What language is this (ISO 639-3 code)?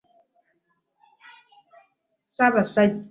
lug